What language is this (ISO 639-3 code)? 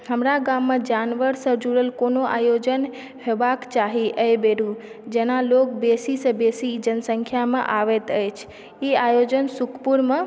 mai